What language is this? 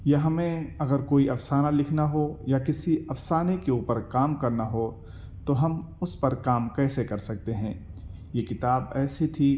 Urdu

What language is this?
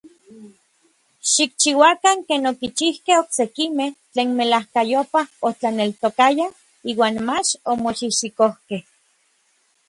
Orizaba Nahuatl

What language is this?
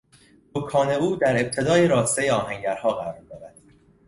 Persian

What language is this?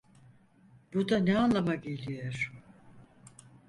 Turkish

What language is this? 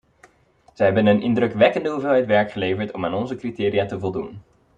Dutch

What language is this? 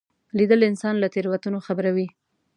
Pashto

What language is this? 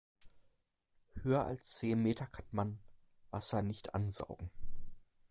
German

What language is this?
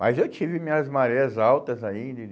Portuguese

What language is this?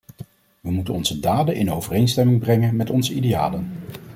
Dutch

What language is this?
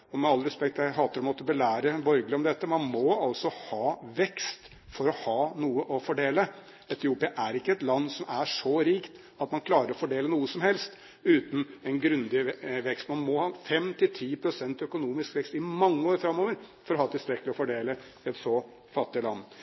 Norwegian Bokmål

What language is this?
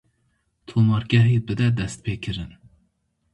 Kurdish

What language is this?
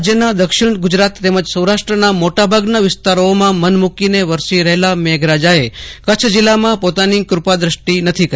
Gujarati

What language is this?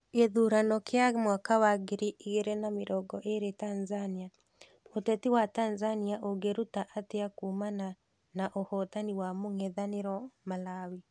Kikuyu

